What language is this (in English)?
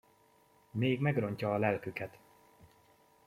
Hungarian